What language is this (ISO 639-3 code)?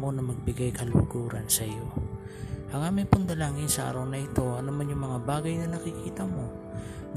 fil